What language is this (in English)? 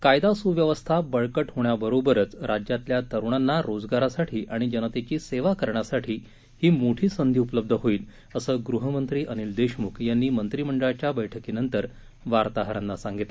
Marathi